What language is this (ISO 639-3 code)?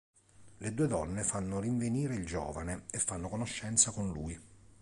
ita